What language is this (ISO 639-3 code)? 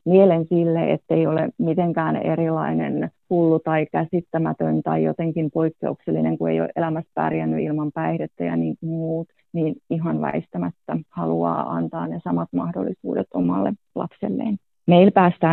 fin